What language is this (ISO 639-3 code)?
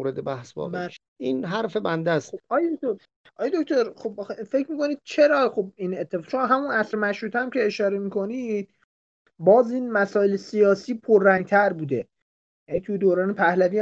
fas